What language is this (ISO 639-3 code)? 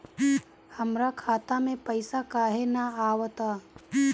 bho